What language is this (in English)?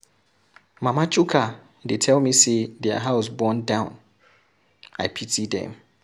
Nigerian Pidgin